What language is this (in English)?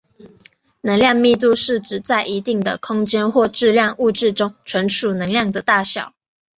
Chinese